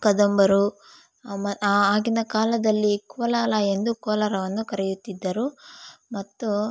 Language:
Kannada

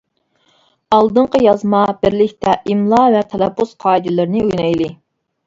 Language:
Uyghur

